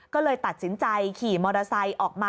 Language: Thai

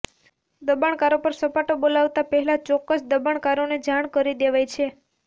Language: Gujarati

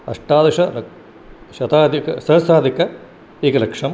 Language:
Sanskrit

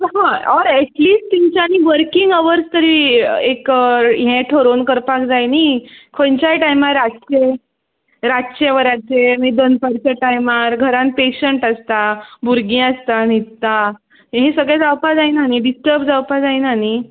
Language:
Konkani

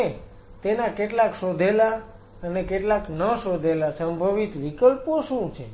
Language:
Gujarati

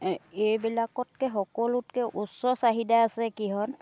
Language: Assamese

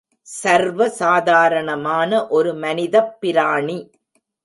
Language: Tamil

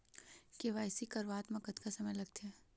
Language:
Chhattisgarhi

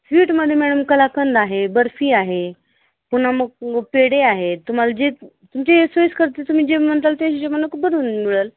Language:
Marathi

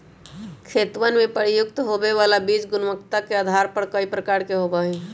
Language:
Magahi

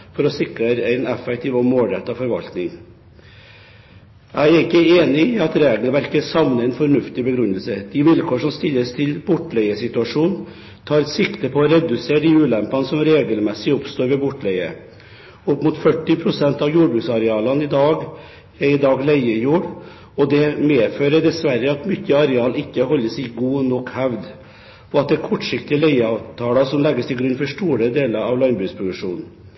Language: Norwegian Bokmål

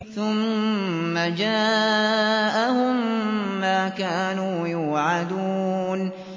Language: Arabic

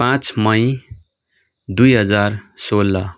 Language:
Nepali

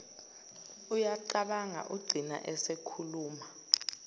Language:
Zulu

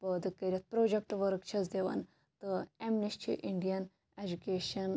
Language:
Kashmiri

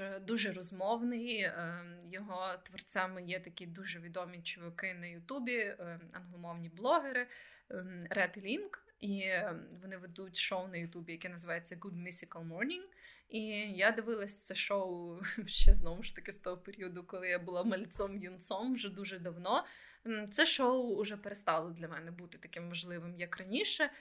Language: Ukrainian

